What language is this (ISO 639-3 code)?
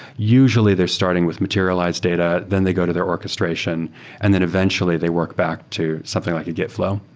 eng